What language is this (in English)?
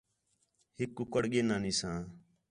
Khetrani